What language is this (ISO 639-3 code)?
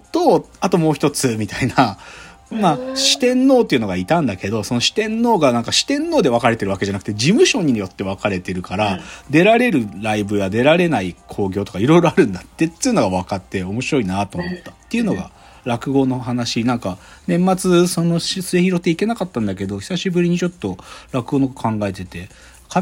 jpn